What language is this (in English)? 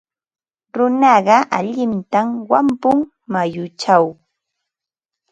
Ambo-Pasco Quechua